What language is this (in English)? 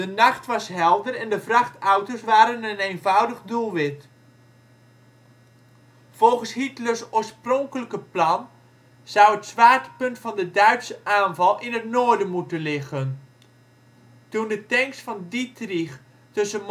Dutch